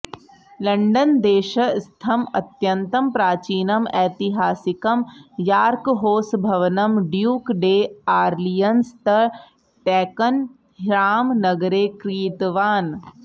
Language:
Sanskrit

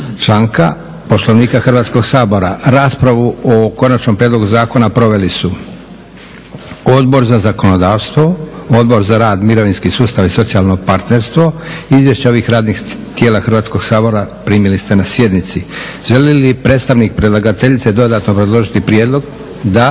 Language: Croatian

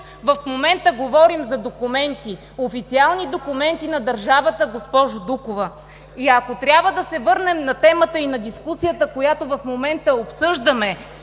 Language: Bulgarian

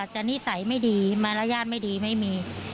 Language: Thai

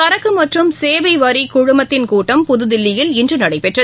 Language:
Tamil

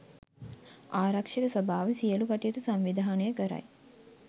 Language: Sinhala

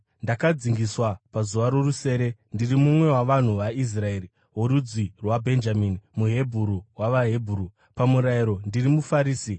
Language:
Shona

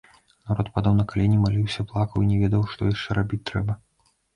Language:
Belarusian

